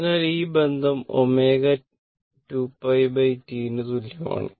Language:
Malayalam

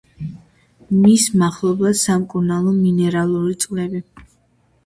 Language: Georgian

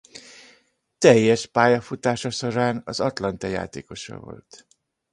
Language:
Hungarian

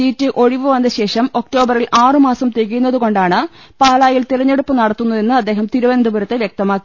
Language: Malayalam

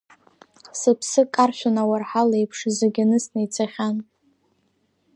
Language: Abkhazian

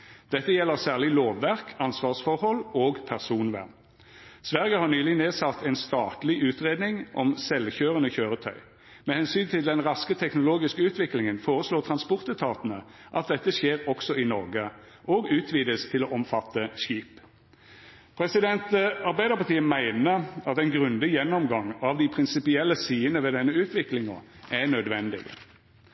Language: Norwegian Nynorsk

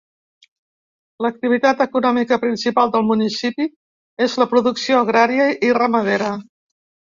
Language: Catalan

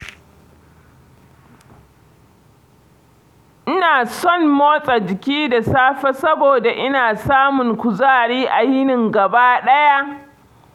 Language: Hausa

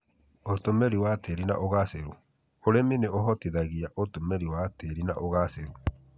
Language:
Kikuyu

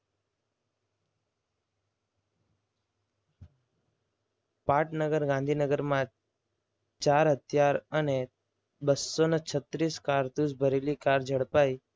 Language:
Gujarati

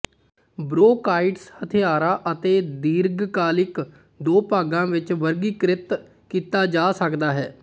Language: Punjabi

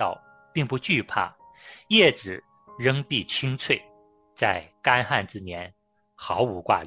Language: Chinese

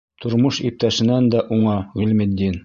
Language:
Bashkir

